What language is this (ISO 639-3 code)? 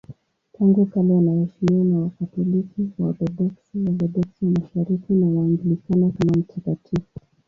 swa